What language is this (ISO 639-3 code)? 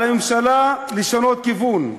heb